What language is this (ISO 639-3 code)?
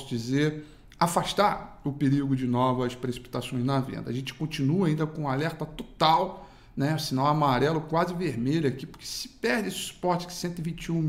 por